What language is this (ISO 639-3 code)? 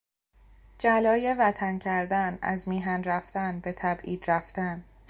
fas